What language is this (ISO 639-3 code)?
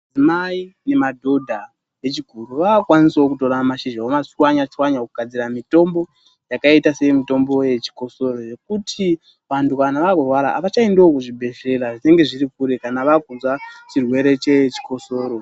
ndc